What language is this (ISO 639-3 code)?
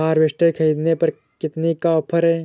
hin